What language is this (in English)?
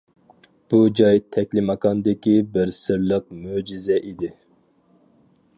Uyghur